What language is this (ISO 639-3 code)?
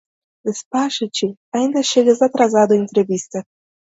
por